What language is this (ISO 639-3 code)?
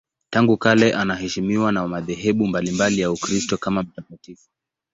swa